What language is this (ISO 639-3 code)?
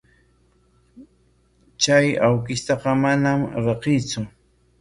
qwa